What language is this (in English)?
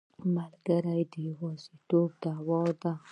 Pashto